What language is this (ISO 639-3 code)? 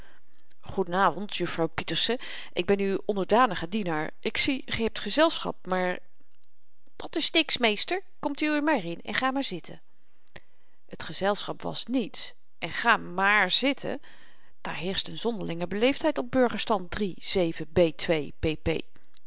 nld